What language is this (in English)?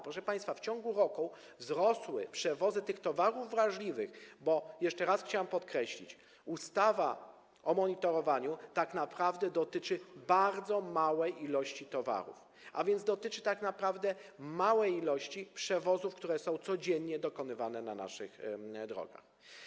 Polish